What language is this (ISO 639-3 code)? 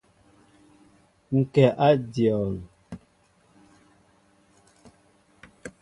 mbo